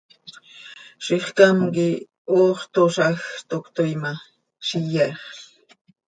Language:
Seri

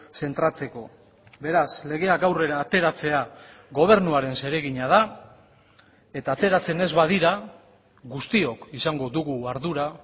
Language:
Basque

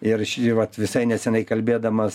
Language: Lithuanian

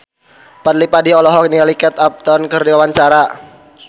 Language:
Sundanese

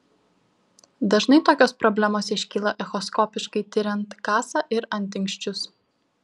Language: Lithuanian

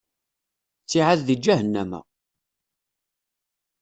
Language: Kabyle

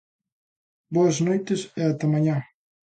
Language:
Galician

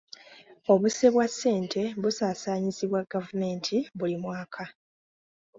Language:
Ganda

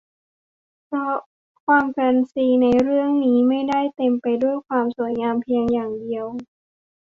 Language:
Thai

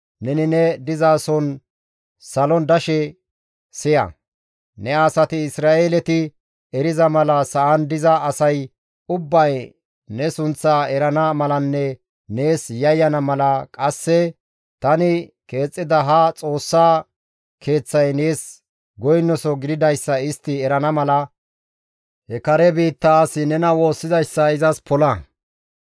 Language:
Gamo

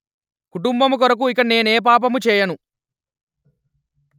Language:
Telugu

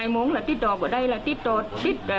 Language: Thai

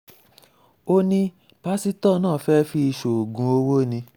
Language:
Yoruba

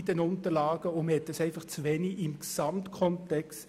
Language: Swiss German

